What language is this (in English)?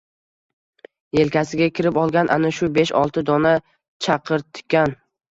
Uzbek